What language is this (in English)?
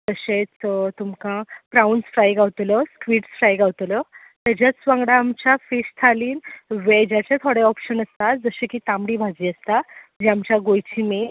Konkani